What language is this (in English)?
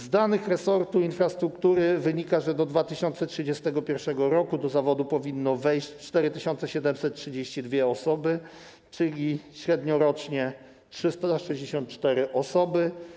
Polish